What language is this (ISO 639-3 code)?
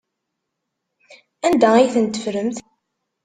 kab